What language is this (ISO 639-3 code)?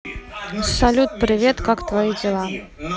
rus